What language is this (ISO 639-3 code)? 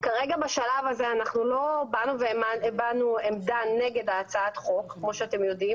heb